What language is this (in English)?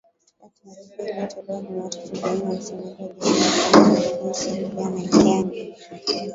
Swahili